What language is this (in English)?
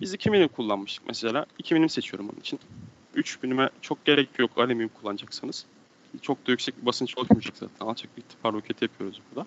Turkish